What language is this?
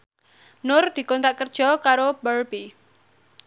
Javanese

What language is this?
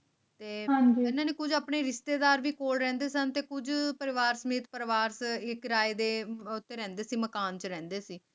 Punjabi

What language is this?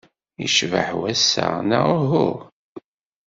Kabyle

